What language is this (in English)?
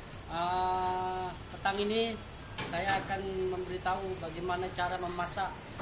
Indonesian